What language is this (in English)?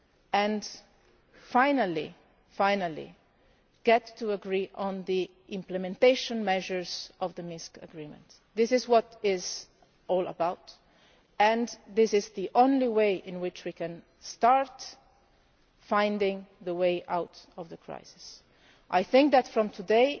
English